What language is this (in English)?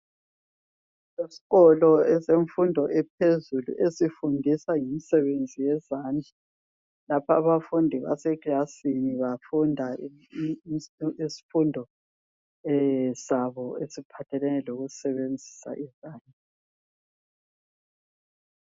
North Ndebele